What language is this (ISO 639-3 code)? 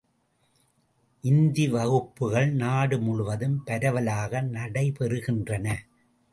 tam